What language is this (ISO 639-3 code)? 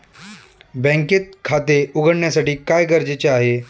mar